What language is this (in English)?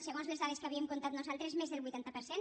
Catalan